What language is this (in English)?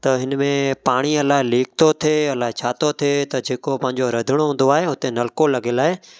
Sindhi